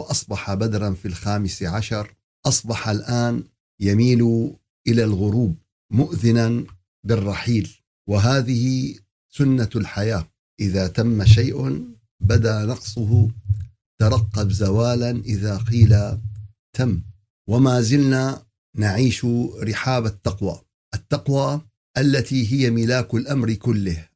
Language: Arabic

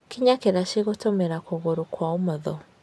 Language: Kikuyu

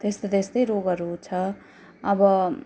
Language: Nepali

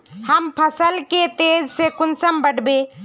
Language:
Magahi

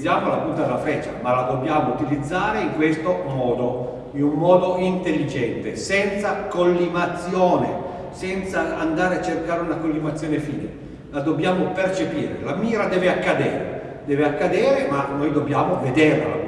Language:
Italian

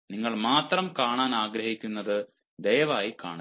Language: Malayalam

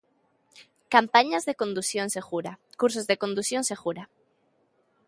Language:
Galician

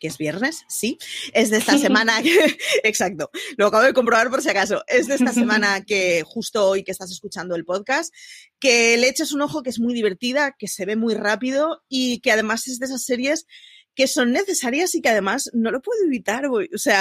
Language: Spanish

